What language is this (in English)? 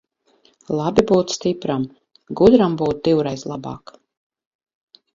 Latvian